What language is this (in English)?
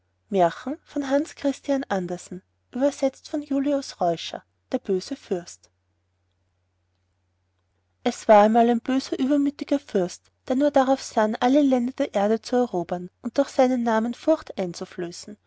German